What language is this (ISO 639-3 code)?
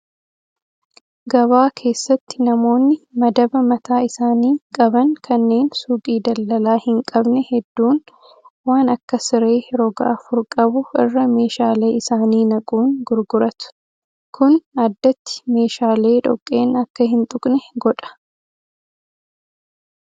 orm